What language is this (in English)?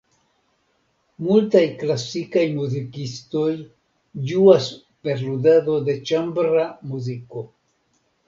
Esperanto